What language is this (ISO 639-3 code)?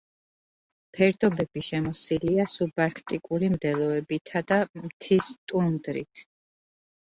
kat